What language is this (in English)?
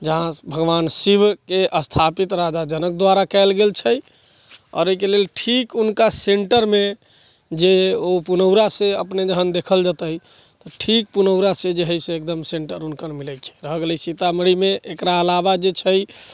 Maithili